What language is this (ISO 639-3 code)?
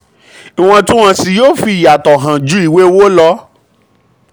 yor